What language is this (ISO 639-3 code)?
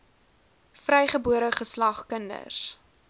afr